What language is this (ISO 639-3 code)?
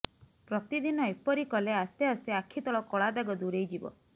ori